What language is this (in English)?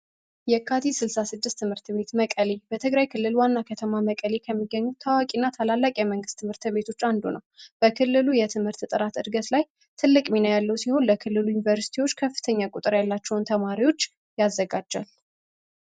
Amharic